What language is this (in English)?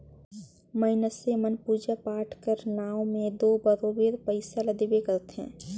Chhattisgarhi